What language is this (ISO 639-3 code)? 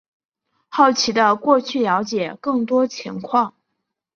zho